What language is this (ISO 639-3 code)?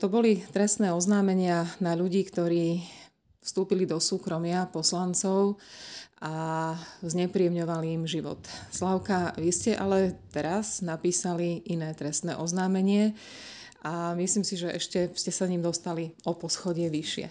slk